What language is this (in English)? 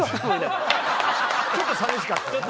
Japanese